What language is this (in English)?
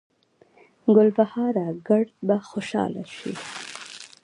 Pashto